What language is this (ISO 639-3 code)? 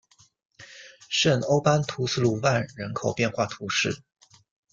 zho